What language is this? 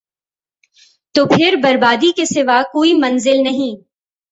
Urdu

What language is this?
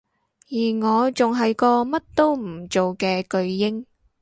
Cantonese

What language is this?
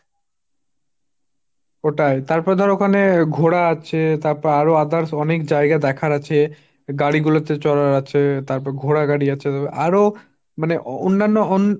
Bangla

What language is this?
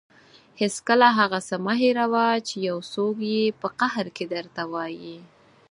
Pashto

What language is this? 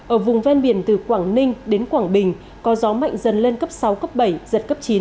Vietnamese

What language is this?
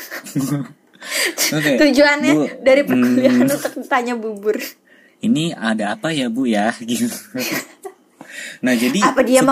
Indonesian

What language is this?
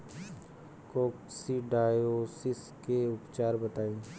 Bhojpuri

